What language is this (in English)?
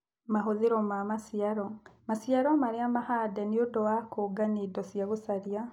Kikuyu